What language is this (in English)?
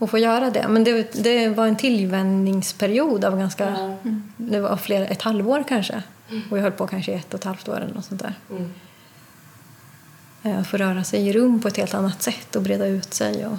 Swedish